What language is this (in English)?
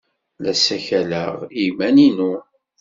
Kabyle